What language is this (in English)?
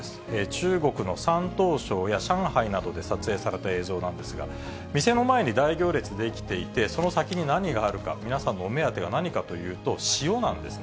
Japanese